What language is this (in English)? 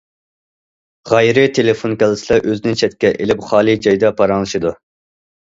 Uyghur